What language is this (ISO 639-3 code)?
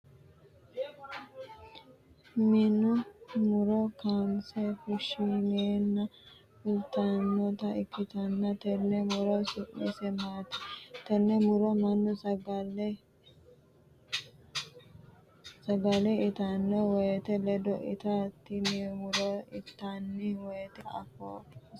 sid